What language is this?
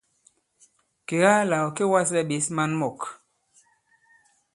Bankon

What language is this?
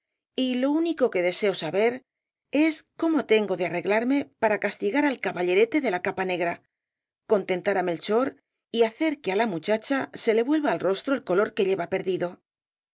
Spanish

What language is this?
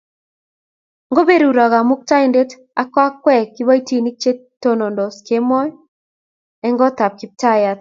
Kalenjin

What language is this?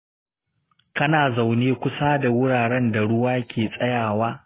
Hausa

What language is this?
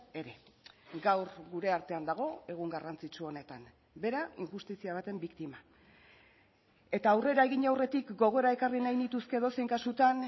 Basque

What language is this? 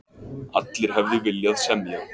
Icelandic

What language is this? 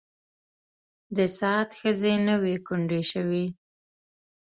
Pashto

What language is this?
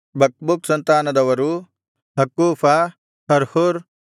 Kannada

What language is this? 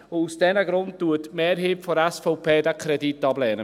Swiss German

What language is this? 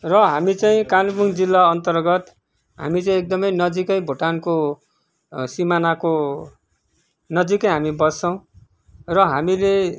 Nepali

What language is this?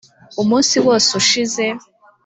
Kinyarwanda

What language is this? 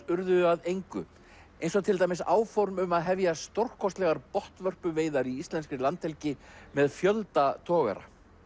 Icelandic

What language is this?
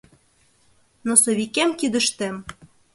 Mari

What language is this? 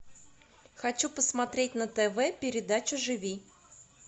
Russian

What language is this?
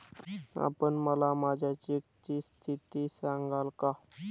Marathi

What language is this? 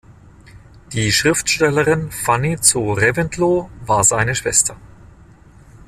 German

